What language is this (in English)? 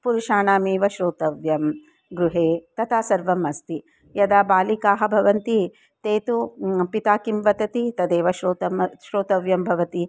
Sanskrit